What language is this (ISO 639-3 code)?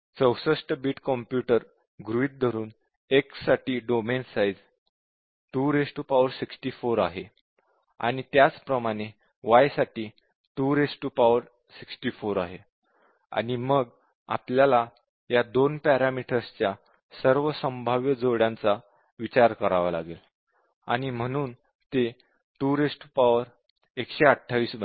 mar